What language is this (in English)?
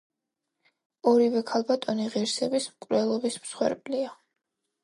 Georgian